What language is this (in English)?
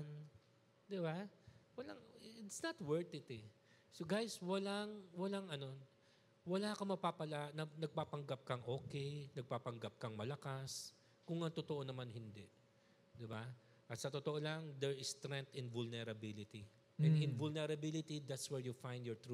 Filipino